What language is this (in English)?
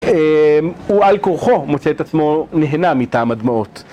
Hebrew